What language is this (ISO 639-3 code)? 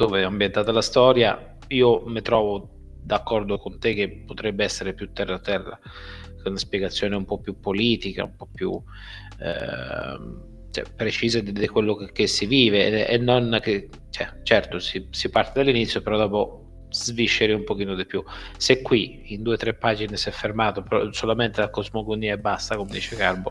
ita